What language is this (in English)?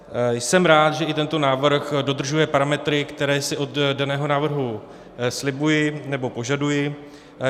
Czech